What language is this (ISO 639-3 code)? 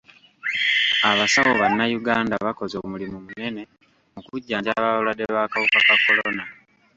lug